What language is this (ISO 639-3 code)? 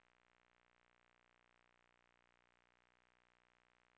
swe